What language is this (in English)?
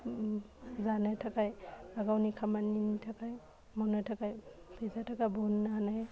Bodo